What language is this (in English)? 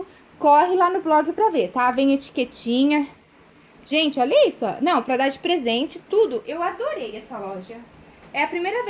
Portuguese